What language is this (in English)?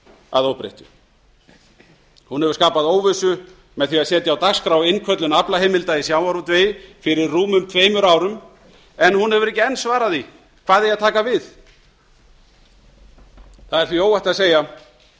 Icelandic